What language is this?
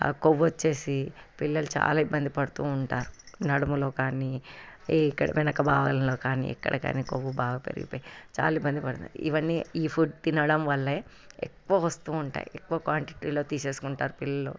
Telugu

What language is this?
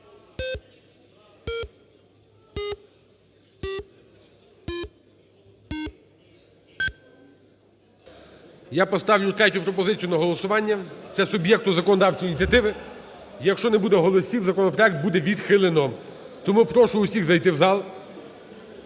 Ukrainian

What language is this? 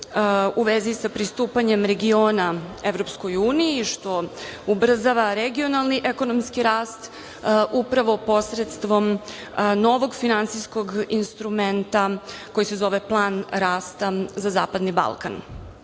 Serbian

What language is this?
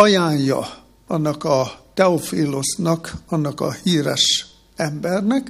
Hungarian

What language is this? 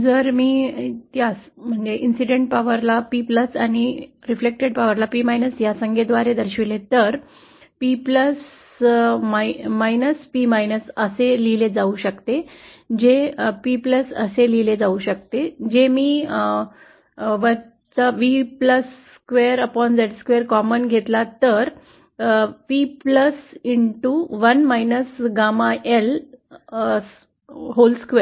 Marathi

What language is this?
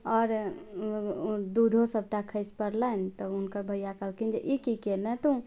Maithili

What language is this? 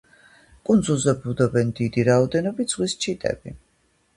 Georgian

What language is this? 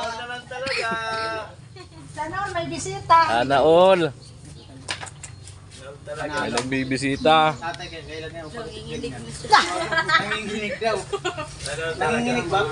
Filipino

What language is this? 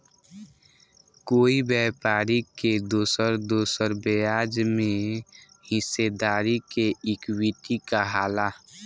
Bhojpuri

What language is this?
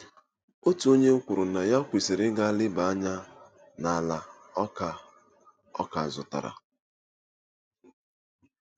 Igbo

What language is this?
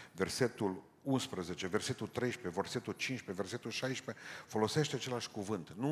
Romanian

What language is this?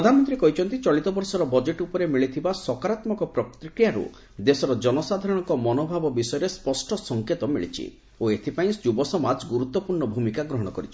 Odia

